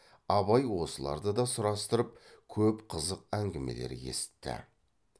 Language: Kazakh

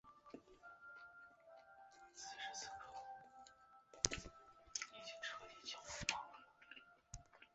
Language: Chinese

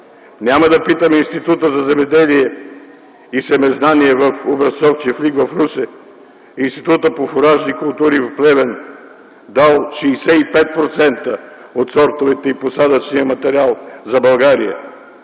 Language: Bulgarian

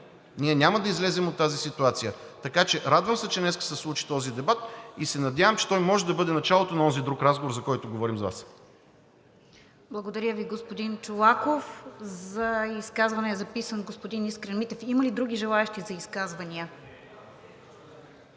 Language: Bulgarian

